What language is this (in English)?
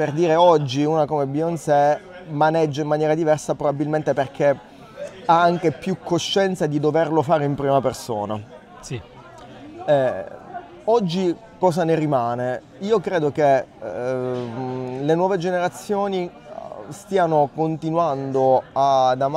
Italian